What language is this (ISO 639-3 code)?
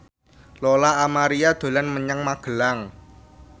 jav